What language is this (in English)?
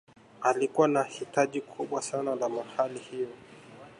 Swahili